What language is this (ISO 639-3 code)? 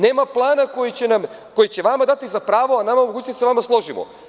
srp